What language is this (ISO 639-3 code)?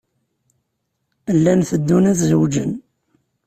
kab